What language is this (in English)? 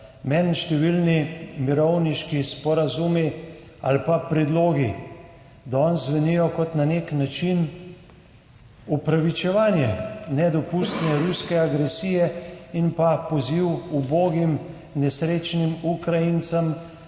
Slovenian